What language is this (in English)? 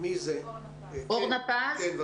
Hebrew